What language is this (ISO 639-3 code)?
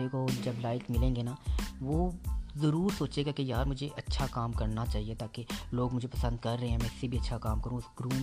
urd